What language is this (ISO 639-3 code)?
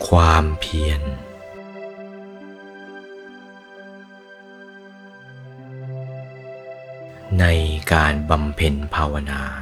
tha